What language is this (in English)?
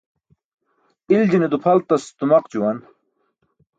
Burushaski